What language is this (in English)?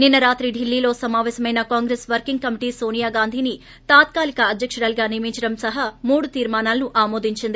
Telugu